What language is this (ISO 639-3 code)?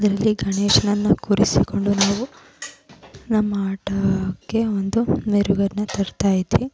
kan